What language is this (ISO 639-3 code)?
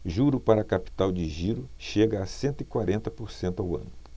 por